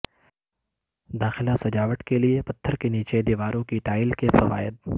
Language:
Urdu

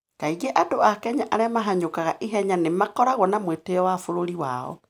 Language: Kikuyu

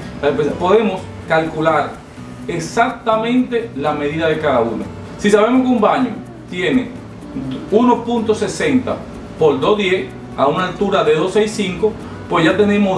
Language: Spanish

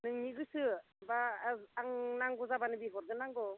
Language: Bodo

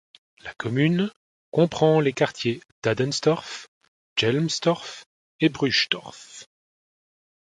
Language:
French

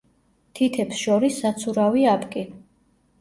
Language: Georgian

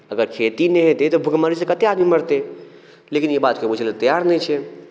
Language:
Maithili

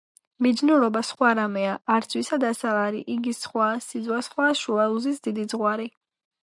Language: Georgian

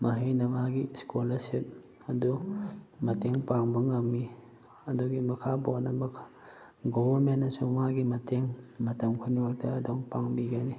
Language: Manipuri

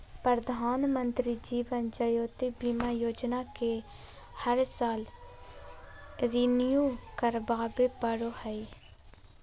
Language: Magahi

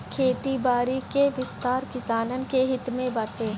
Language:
Bhojpuri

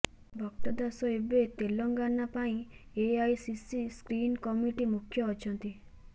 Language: Odia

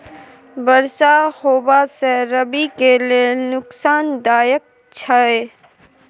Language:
Maithili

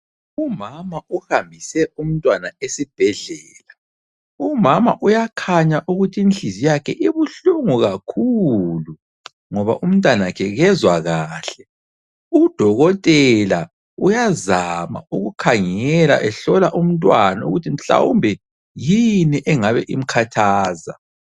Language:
North Ndebele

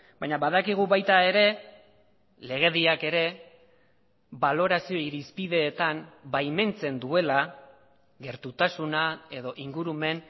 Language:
Basque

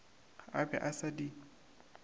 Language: Northern Sotho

